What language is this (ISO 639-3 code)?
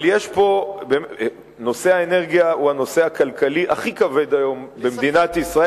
heb